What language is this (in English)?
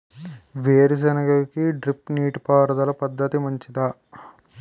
Telugu